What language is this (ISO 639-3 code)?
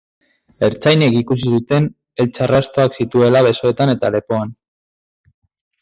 eus